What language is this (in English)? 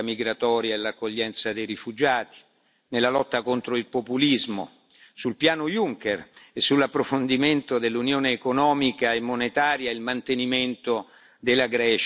Italian